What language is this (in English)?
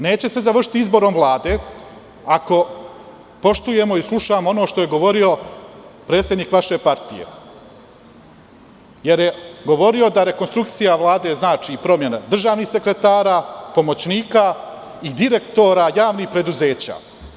Serbian